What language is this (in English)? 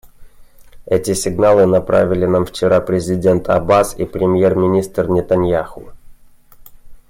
Russian